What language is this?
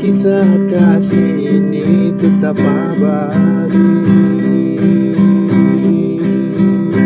Indonesian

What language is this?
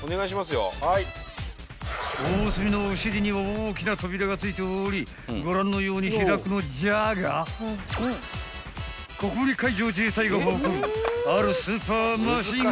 Japanese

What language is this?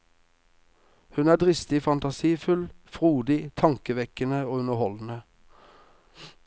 Norwegian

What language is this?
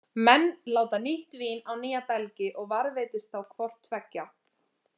Icelandic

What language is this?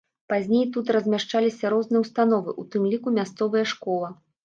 Belarusian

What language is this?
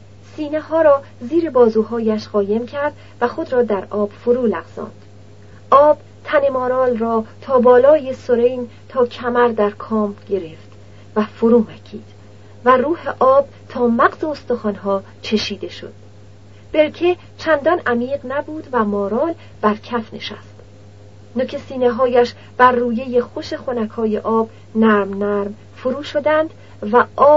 Persian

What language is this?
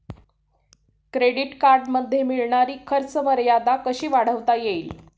Marathi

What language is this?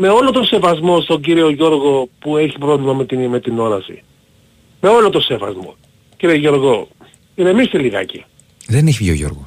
Greek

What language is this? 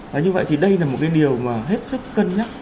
Vietnamese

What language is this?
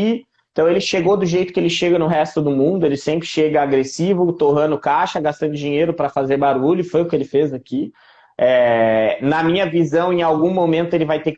Portuguese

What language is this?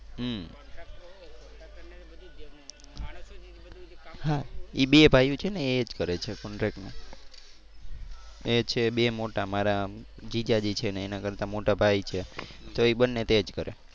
Gujarati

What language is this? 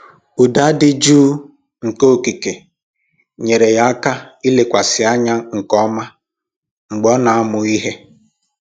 Igbo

